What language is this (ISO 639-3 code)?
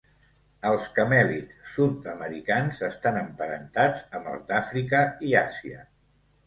cat